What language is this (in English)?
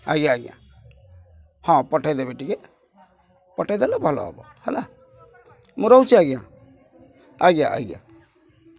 Odia